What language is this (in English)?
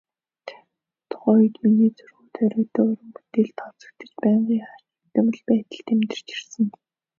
Mongolian